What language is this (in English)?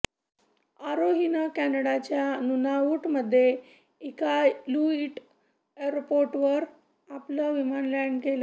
Marathi